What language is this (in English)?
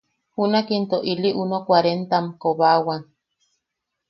Yaqui